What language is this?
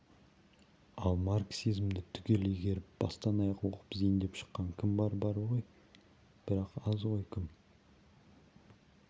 Kazakh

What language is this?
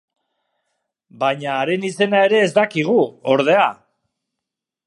Basque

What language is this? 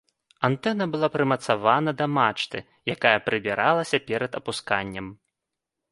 Belarusian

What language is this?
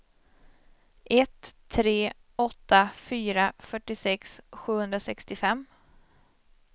Swedish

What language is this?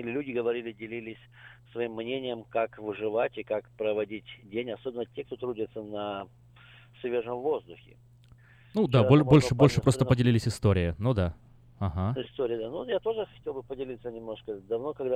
Russian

